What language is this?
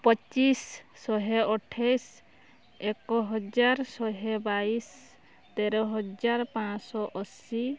Odia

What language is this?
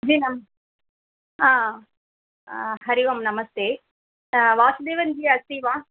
Sanskrit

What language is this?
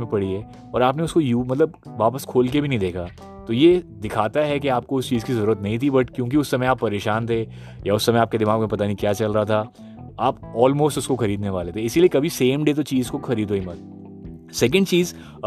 Hindi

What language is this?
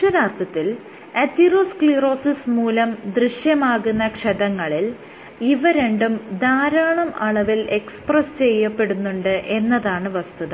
Malayalam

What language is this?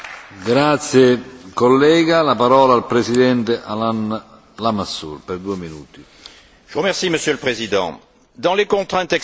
French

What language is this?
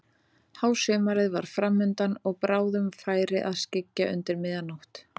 Icelandic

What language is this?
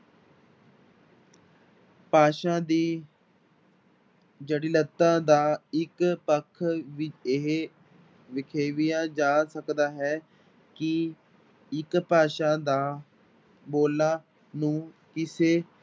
Punjabi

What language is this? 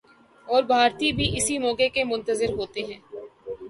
Urdu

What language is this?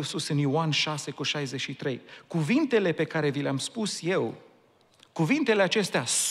Romanian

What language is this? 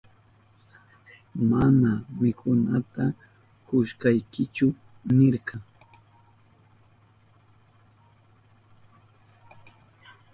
Southern Pastaza Quechua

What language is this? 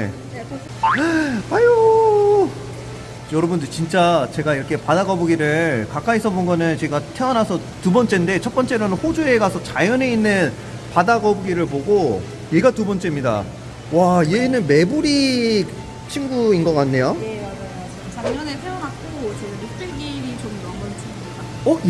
Korean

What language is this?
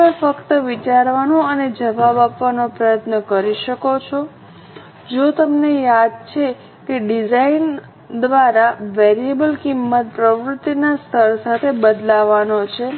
Gujarati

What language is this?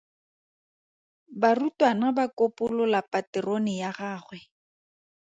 Tswana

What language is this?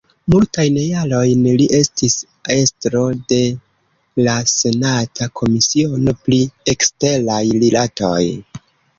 Esperanto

